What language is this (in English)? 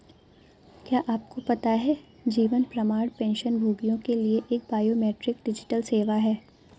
Hindi